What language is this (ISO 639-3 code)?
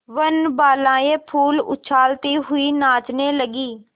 hin